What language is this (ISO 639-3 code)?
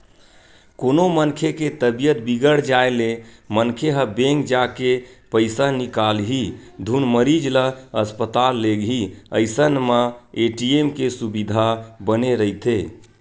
hne